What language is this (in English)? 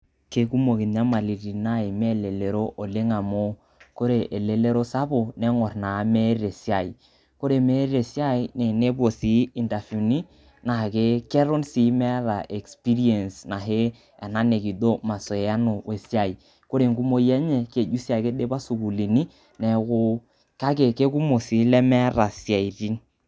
Masai